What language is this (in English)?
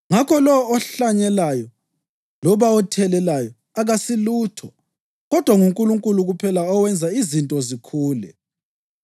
North Ndebele